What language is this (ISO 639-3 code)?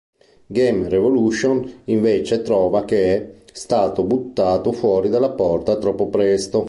ita